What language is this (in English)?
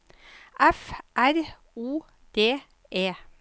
Norwegian